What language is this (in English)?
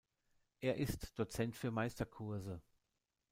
German